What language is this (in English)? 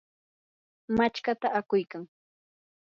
Yanahuanca Pasco Quechua